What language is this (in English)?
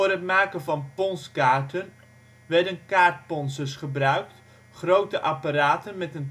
Dutch